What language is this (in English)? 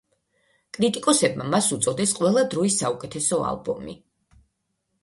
Georgian